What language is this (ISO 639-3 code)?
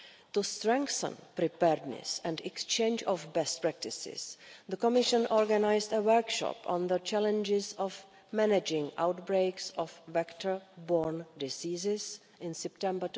eng